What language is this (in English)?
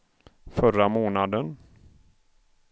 Swedish